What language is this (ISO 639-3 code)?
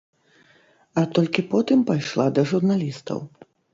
bel